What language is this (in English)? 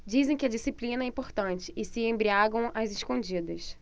Portuguese